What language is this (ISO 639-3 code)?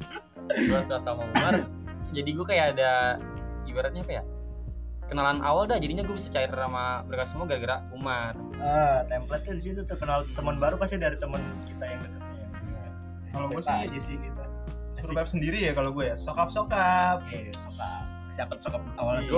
ind